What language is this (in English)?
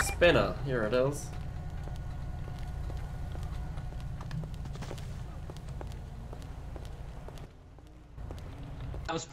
English